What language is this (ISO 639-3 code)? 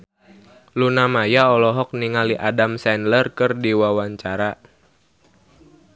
sun